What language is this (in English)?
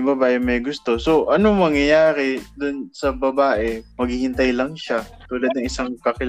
Filipino